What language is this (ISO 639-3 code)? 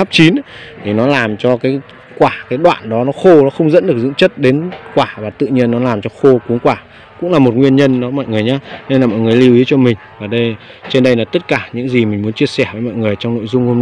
vie